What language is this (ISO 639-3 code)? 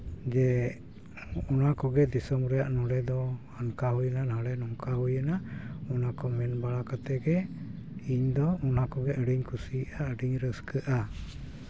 sat